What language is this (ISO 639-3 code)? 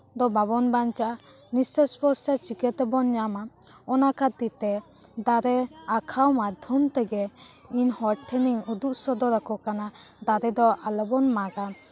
sat